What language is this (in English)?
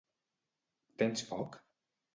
Catalan